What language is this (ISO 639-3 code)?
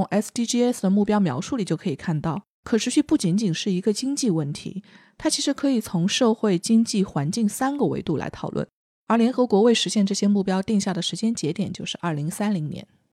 zho